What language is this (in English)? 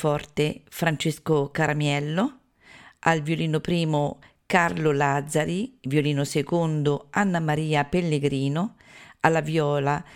Italian